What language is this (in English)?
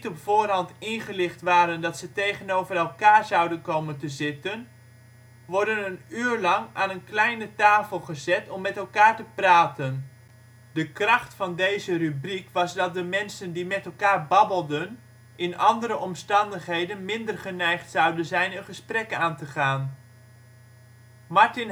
Dutch